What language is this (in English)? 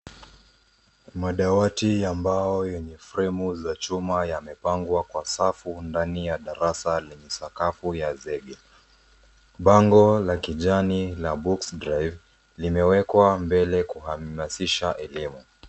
Swahili